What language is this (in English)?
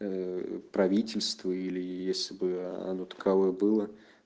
Russian